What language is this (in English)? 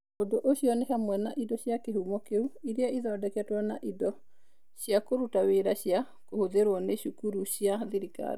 Kikuyu